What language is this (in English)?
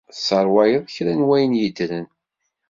Kabyle